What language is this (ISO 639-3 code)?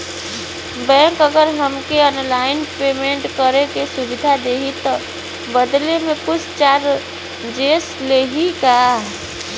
bho